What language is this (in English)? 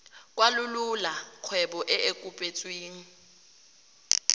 Tswana